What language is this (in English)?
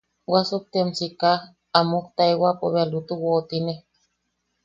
Yaqui